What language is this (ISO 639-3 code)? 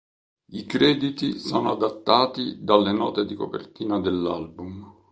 ita